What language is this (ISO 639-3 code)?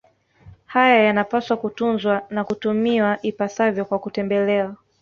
swa